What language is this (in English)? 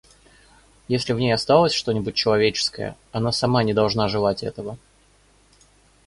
Russian